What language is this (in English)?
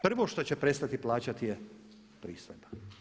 Croatian